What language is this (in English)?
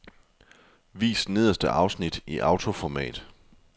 Danish